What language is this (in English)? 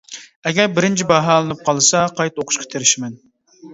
Uyghur